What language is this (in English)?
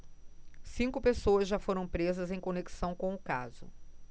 Portuguese